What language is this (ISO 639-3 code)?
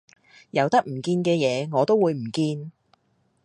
yue